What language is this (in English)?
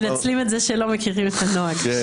Hebrew